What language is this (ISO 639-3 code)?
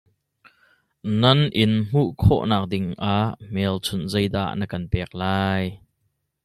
cnh